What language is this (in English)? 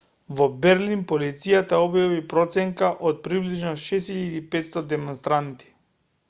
Macedonian